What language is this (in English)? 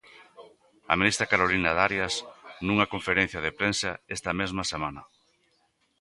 Galician